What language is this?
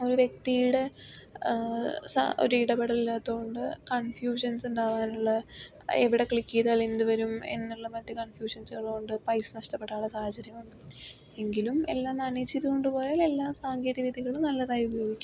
Malayalam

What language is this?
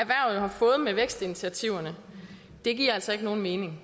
Danish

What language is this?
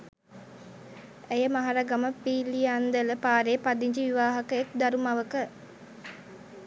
Sinhala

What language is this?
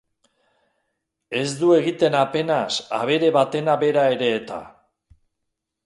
Basque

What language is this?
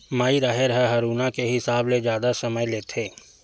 Chhattisgarhi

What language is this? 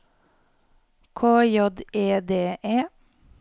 Norwegian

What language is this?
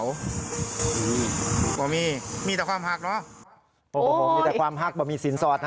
Thai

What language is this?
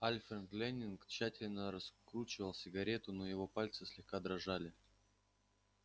Russian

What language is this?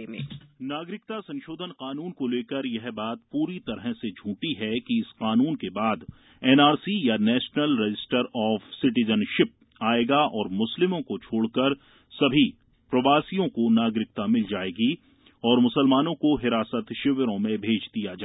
Hindi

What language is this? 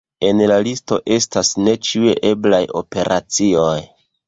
Esperanto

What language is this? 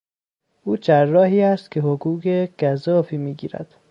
Persian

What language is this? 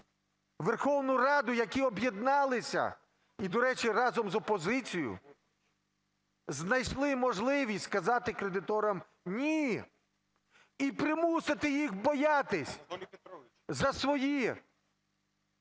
Ukrainian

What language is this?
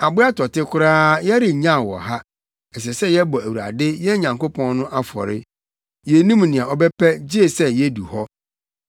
Akan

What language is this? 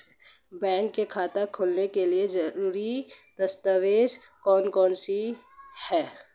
Hindi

